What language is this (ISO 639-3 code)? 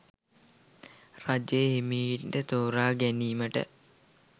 sin